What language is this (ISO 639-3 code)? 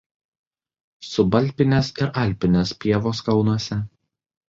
lit